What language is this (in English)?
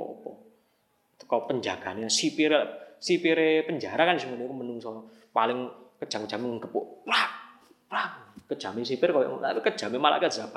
Indonesian